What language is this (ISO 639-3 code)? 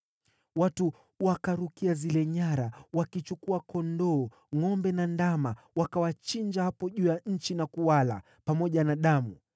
swa